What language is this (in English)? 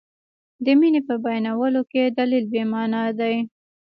Pashto